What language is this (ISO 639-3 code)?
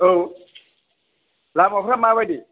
brx